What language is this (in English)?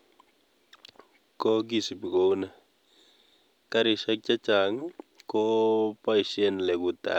Kalenjin